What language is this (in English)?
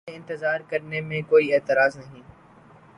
Urdu